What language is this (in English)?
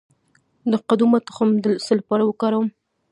Pashto